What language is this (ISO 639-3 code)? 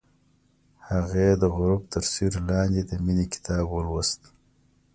pus